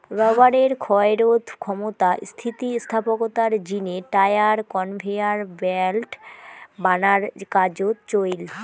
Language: Bangla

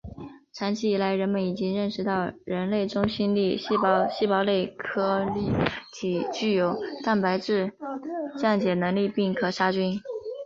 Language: Chinese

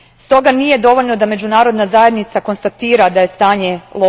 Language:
Croatian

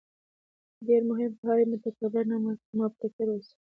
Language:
Pashto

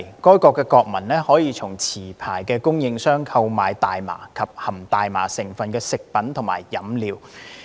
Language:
Cantonese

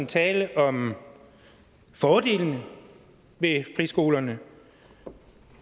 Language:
Danish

